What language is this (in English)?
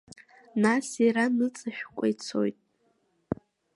Abkhazian